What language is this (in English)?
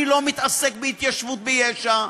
Hebrew